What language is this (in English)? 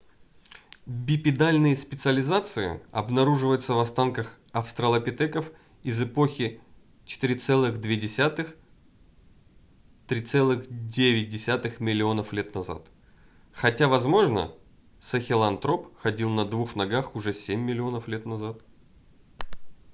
Russian